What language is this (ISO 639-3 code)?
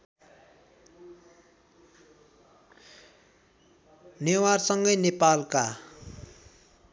nep